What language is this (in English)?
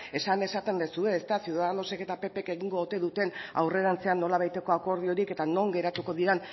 Basque